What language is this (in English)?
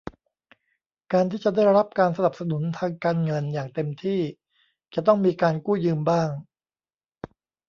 Thai